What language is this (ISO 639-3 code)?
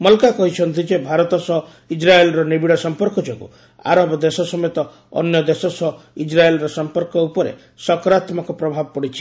ori